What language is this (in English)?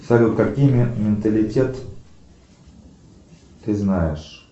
Russian